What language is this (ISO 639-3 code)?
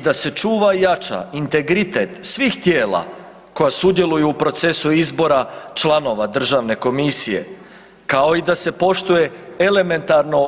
hrv